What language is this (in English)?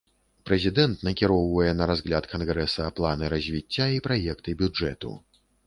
Belarusian